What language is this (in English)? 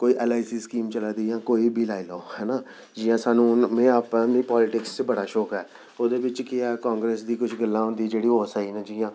Dogri